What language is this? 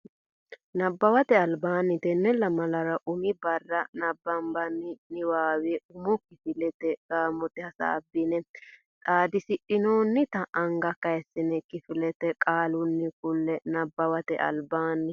Sidamo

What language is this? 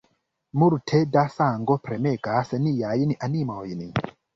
Esperanto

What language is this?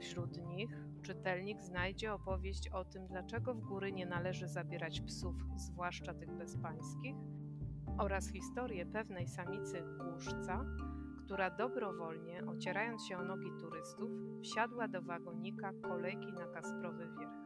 Polish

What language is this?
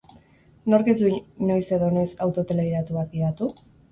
Basque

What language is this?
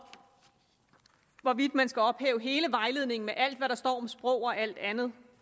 Danish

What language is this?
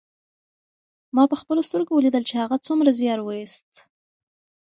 Pashto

